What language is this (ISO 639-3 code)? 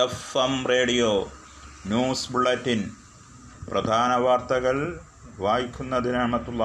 mal